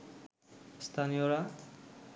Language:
Bangla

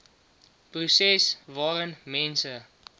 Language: Afrikaans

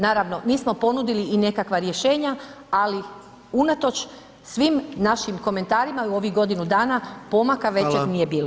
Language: Croatian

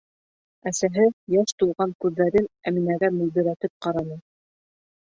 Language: Bashkir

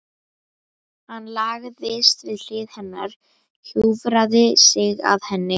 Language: Icelandic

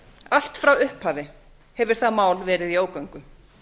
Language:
Icelandic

